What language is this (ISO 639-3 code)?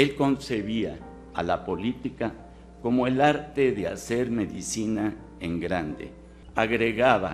spa